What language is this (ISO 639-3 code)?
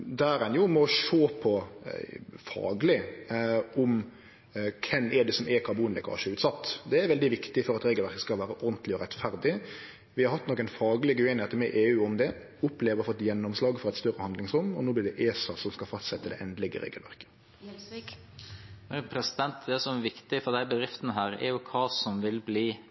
nor